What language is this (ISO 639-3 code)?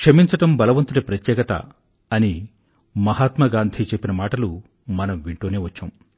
tel